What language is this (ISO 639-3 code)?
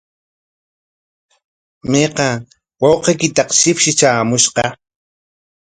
qwa